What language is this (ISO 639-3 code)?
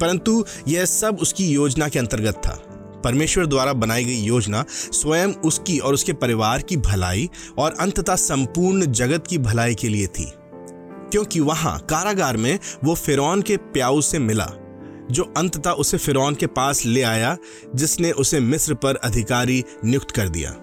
hin